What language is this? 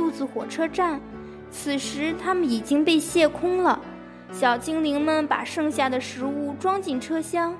Chinese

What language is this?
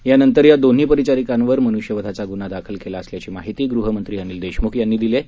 Marathi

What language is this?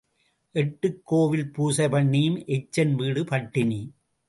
Tamil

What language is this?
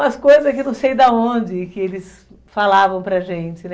Portuguese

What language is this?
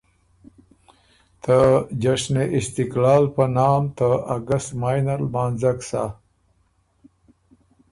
Ormuri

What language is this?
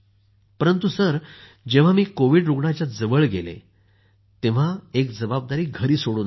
Marathi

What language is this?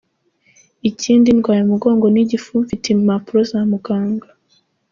Kinyarwanda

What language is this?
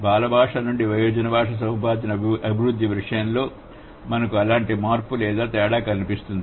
Telugu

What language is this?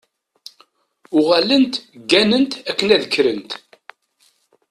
Kabyle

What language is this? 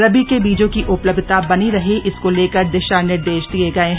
Hindi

